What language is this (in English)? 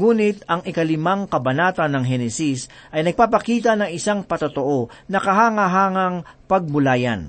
Filipino